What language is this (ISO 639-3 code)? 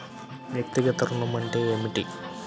tel